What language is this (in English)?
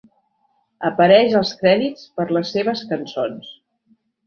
Catalan